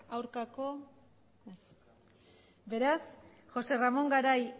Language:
Basque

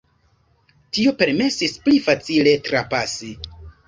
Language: Esperanto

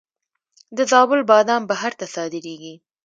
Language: Pashto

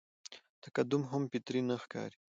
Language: Pashto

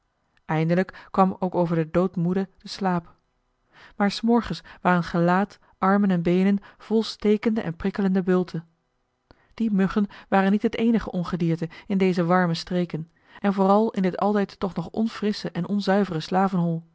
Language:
Dutch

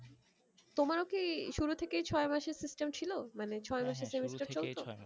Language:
Bangla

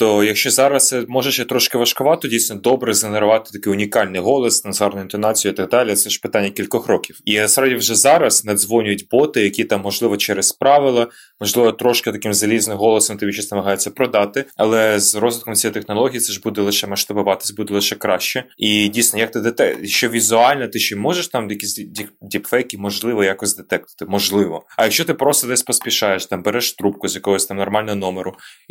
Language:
Ukrainian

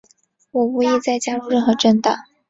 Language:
Chinese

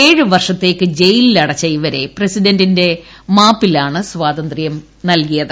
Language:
Malayalam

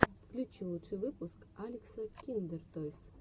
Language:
Russian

